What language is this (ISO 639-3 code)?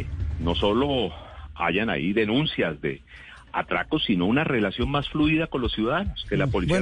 spa